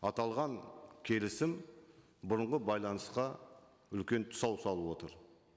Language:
Kazakh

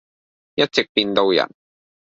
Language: Cantonese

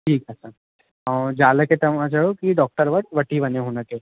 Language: Sindhi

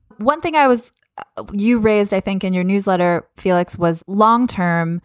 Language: English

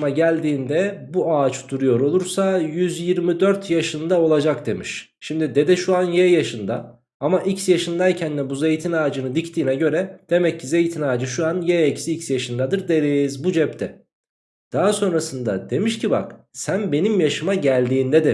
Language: Turkish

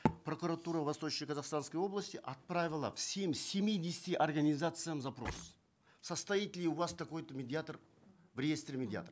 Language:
Kazakh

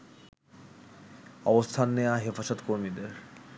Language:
Bangla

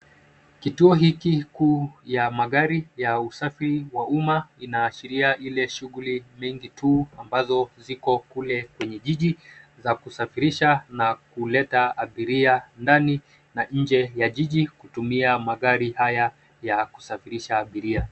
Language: Swahili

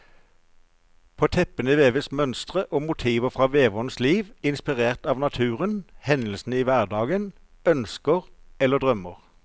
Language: Norwegian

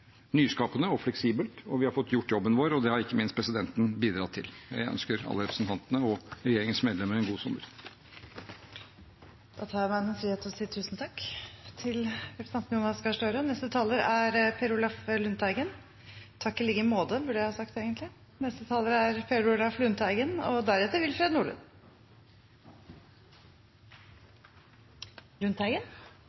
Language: Norwegian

